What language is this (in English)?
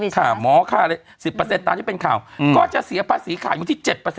Thai